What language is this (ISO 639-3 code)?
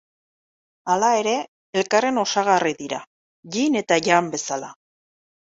eus